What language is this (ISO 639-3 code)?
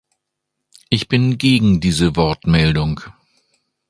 deu